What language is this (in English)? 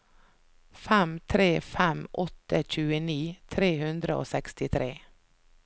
Norwegian